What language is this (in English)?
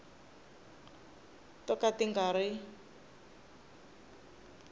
Tsonga